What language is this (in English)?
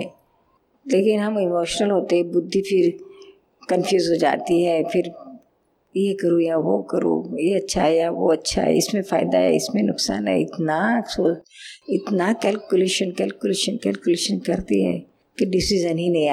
Hindi